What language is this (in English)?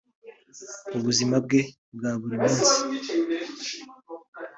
Kinyarwanda